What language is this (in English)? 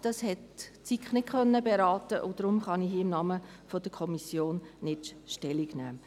Swiss German